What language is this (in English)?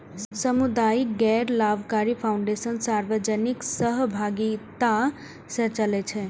Maithili